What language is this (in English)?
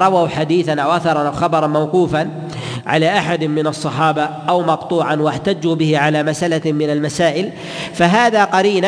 Arabic